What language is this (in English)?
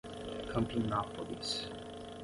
Portuguese